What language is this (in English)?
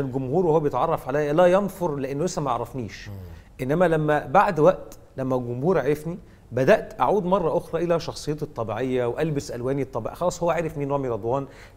Arabic